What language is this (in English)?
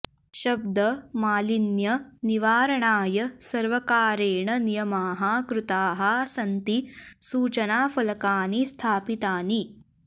Sanskrit